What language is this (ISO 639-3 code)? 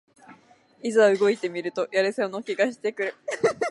jpn